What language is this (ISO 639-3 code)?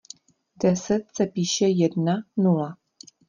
ces